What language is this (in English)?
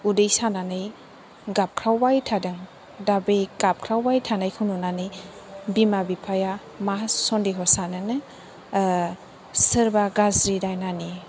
Bodo